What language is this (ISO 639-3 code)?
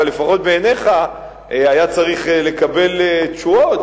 heb